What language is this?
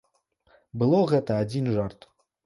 Belarusian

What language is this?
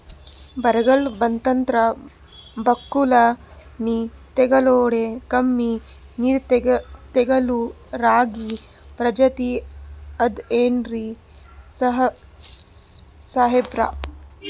Kannada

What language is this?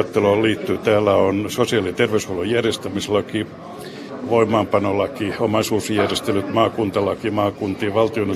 Finnish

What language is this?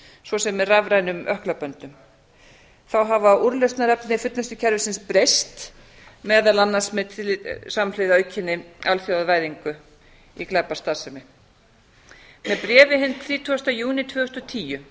Icelandic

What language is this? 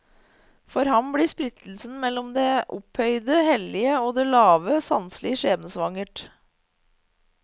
Norwegian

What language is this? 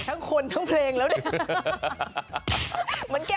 Thai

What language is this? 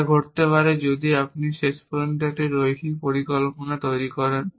Bangla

